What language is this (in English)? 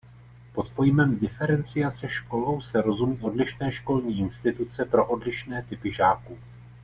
Czech